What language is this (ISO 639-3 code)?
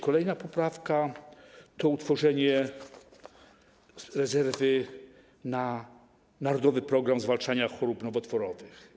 pol